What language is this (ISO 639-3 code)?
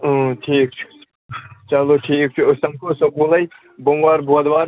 kas